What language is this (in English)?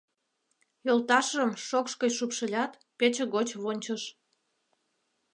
Mari